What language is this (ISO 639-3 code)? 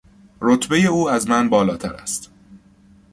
fas